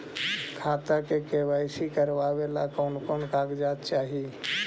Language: Magahi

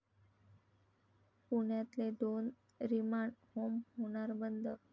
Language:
Marathi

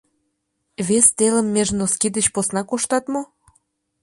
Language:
Mari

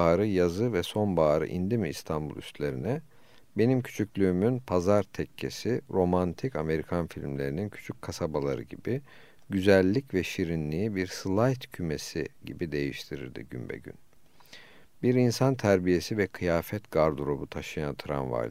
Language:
Turkish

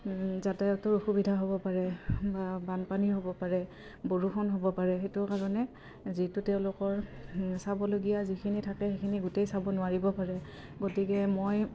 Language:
Assamese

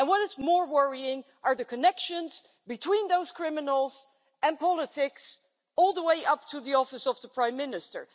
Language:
English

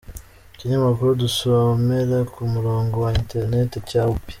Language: Kinyarwanda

